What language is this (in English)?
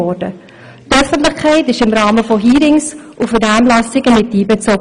Swiss German